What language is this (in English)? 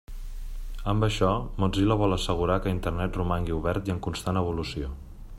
Catalan